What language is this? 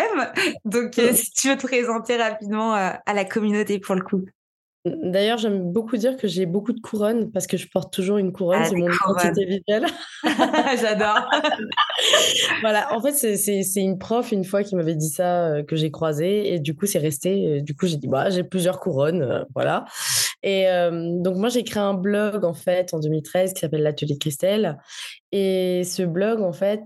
French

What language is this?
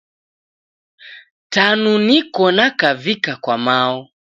Taita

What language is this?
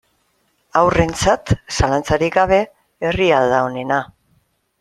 Basque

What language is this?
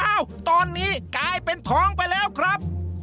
Thai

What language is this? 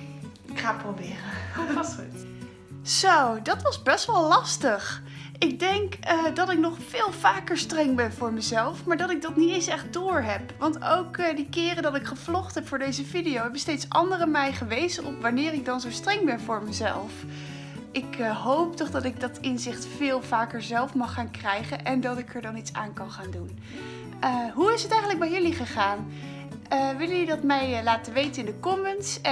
Dutch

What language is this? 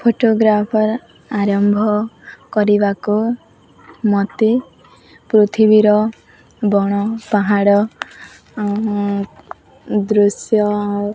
Odia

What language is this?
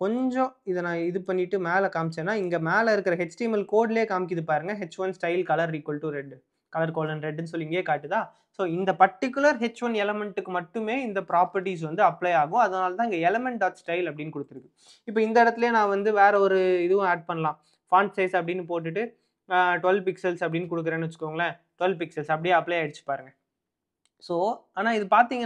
Tamil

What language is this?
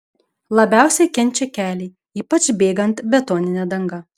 Lithuanian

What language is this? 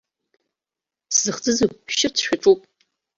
Abkhazian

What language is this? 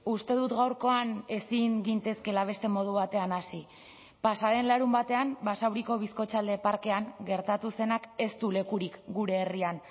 Basque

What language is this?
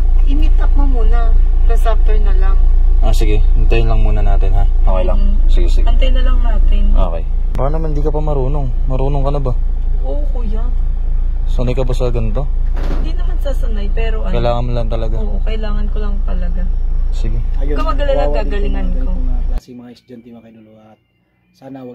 Filipino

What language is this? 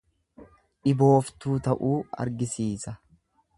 Oromo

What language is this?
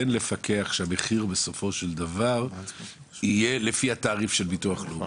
Hebrew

